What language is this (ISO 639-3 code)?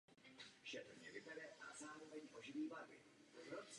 ces